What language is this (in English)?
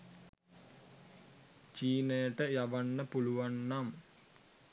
Sinhala